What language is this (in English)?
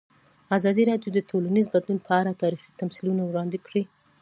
Pashto